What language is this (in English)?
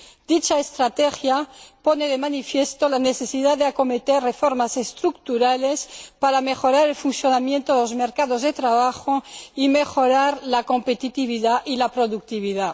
Spanish